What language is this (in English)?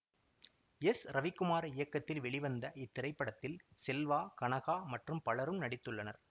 Tamil